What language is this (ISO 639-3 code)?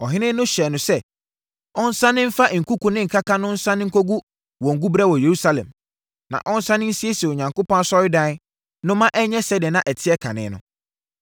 aka